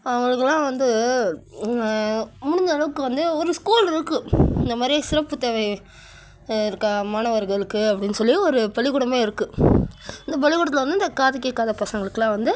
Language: Tamil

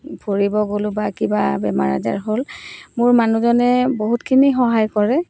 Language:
Assamese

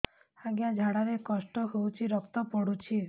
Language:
Odia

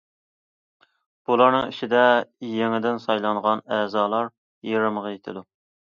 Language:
Uyghur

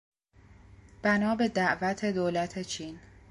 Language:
Persian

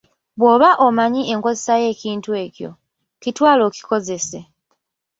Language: Ganda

